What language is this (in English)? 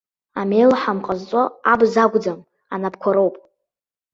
Abkhazian